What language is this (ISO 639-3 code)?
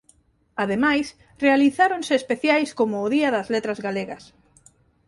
glg